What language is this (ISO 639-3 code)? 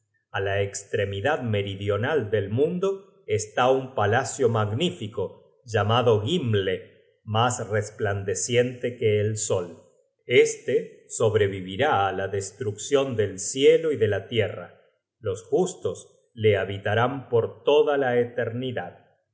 spa